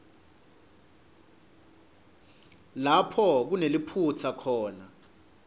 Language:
Swati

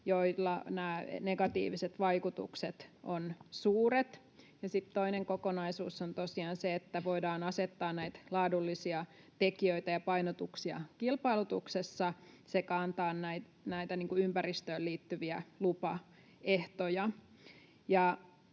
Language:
Finnish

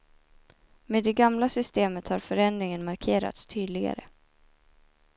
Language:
Swedish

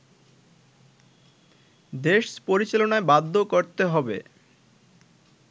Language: Bangla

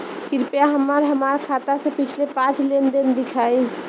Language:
Bhojpuri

